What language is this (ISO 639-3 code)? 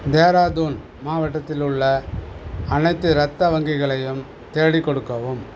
tam